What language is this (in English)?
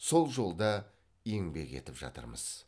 Kazakh